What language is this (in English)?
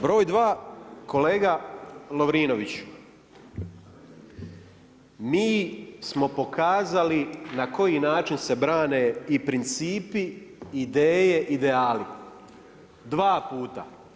Croatian